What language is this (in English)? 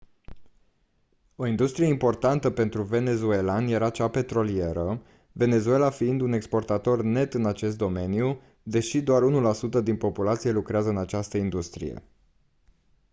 Romanian